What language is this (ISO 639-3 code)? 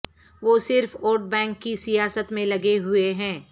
urd